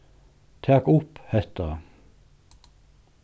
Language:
Faroese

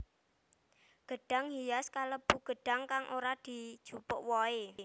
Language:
Javanese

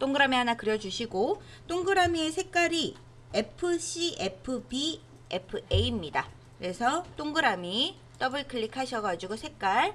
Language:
Korean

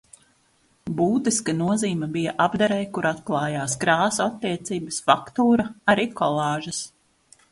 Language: Latvian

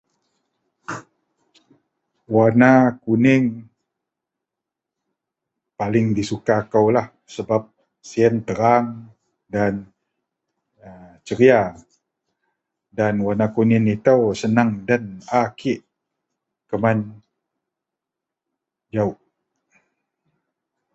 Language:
Central Melanau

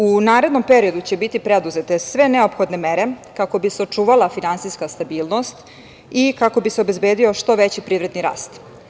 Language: Serbian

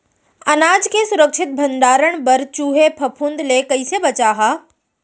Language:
Chhattisgarhi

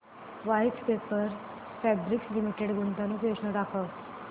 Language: Marathi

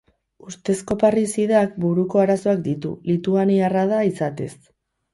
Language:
Basque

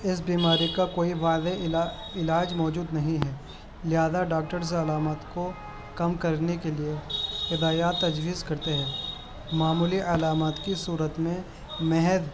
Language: Urdu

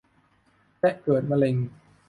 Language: Thai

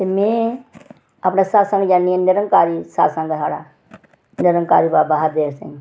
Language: Dogri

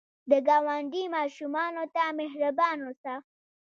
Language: Pashto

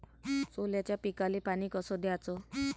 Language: Marathi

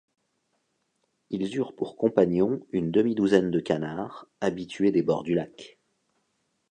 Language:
French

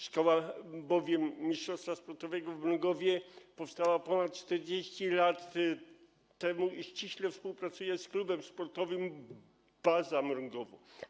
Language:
Polish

